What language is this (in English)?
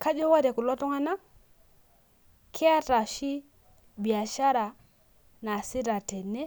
Masai